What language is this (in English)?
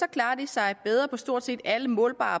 Danish